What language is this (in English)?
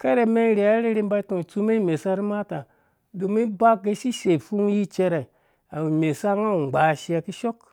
Dũya